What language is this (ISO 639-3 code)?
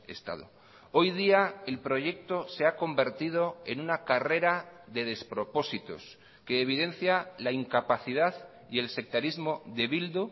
spa